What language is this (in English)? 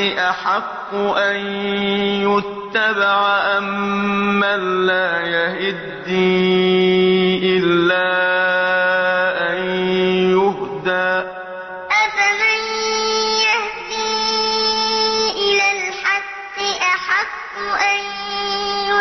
Arabic